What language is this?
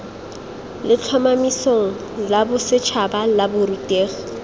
Tswana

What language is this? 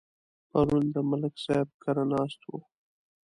Pashto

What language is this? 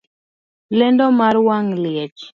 Luo (Kenya and Tanzania)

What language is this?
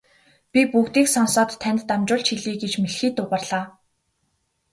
Mongolian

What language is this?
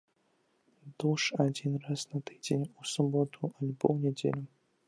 Belarusian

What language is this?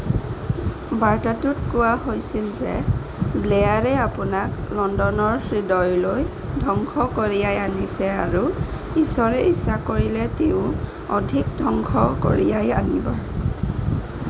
Assamese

